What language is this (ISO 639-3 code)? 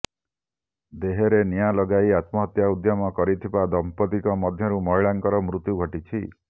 ori